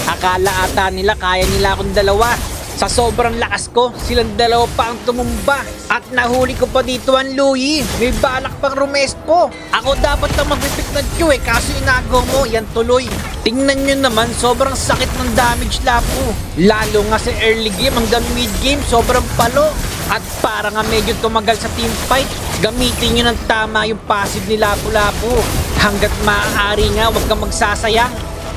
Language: Filipino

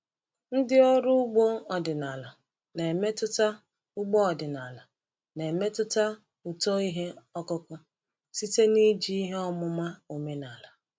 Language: Igbo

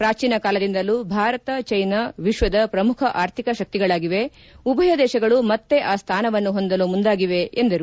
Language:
Kannada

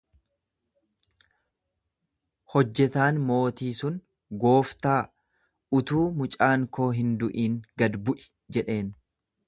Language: Oromo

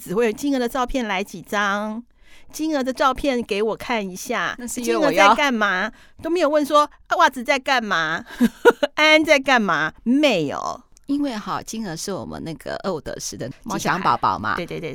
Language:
Chinese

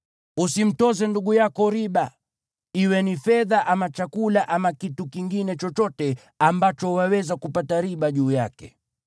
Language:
Swahili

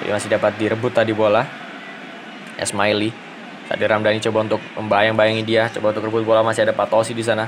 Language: Indonesian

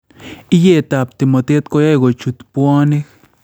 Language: Kalenjin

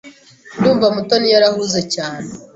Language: Kinyarwanda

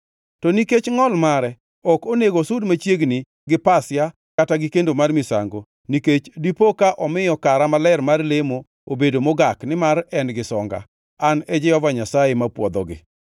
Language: Luo (Kenya and Tanzania)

